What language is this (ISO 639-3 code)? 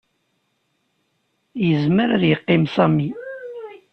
kab